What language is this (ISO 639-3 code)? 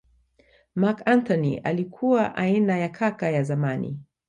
swa